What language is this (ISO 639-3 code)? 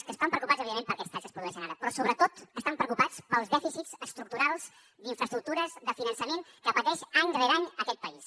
cat